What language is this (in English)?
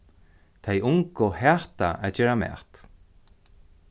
Faroese